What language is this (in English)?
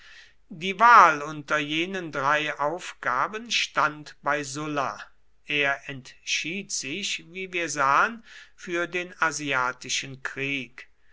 German